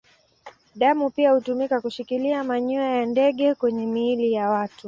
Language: Swahili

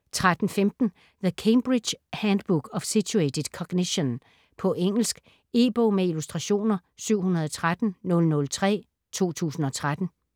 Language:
Danish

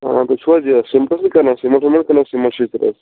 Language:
Kashmiri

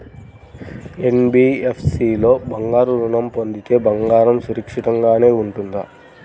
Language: Telugu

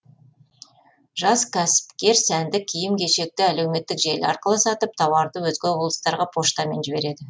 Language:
Kazakh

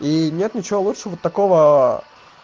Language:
Russian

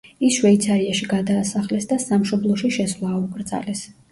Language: Georgian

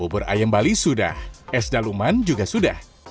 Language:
Indonesian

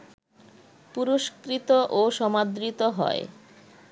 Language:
Bangla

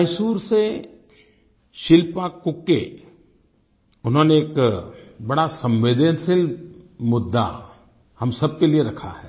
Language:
Hindi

